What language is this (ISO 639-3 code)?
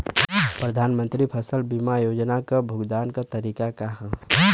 bho